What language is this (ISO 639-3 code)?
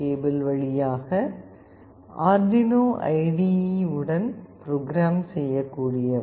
tam